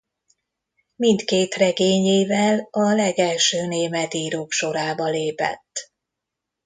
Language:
Hungarian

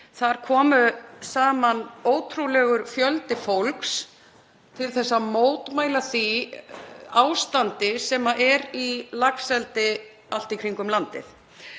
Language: Icelandic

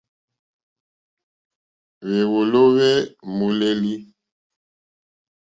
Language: Mokpwe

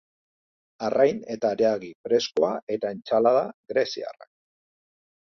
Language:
Basque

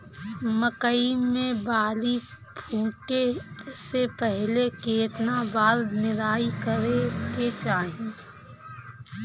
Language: Bhojpuri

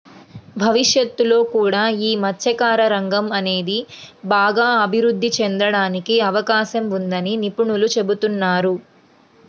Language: Telugu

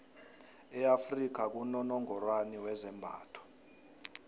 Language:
South Ndebele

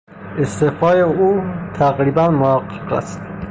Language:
Persian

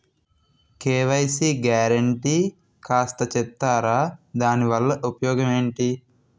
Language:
Telugu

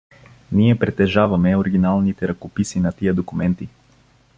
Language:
Bulgarian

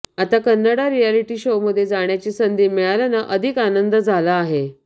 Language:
Marathi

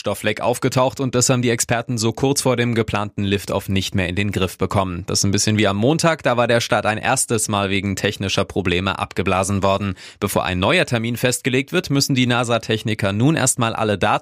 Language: German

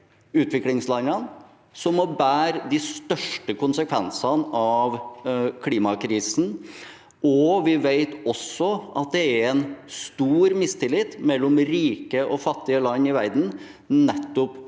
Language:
Norwegian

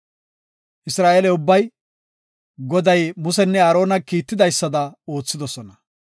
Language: Gofa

